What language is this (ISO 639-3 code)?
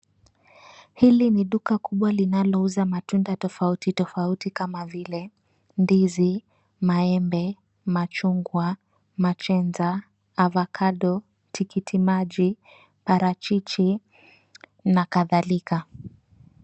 swa